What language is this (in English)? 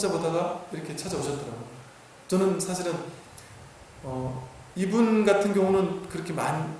Korean